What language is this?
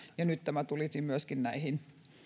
Finnish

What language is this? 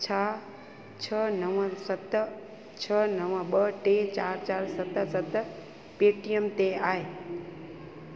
Sindhi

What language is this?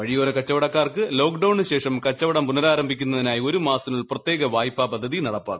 Malayalam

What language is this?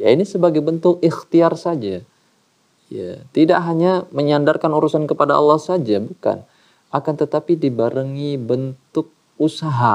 Indonesian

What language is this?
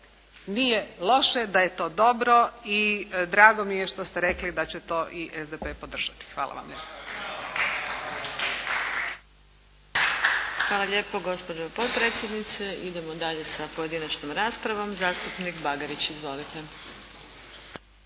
Croatian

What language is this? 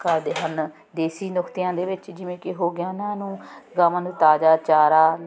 Punjabi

